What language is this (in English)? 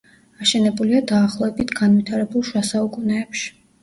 Georgian